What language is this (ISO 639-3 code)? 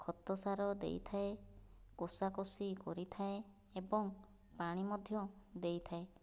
ori